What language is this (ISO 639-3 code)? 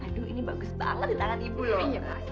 ind